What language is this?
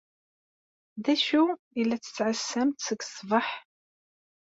Kabyle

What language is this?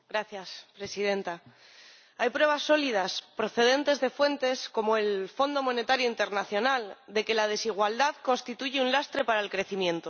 Spanish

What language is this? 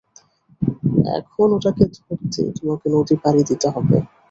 Bangla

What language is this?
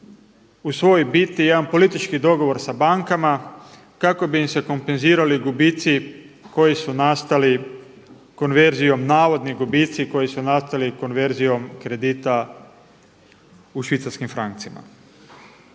Croatian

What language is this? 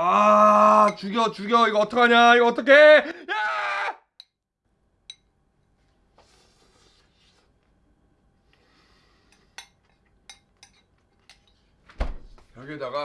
Korean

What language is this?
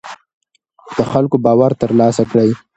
Pashto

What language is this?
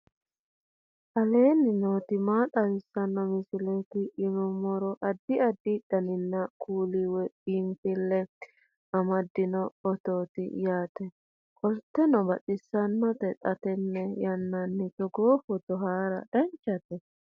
Sidamo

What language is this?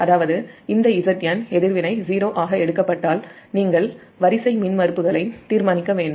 Tamil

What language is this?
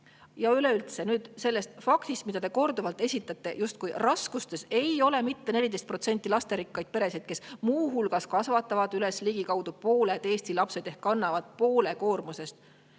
Estonian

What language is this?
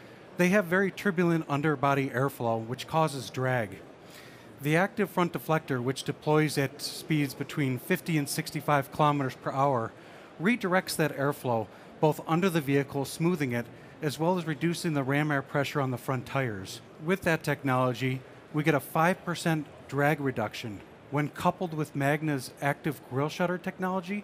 English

